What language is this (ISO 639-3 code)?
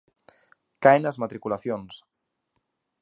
glg